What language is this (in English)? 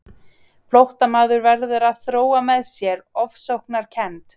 Icelandic